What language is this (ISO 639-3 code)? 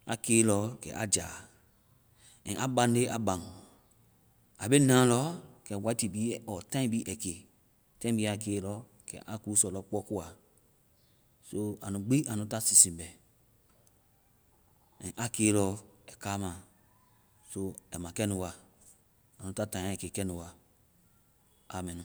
vai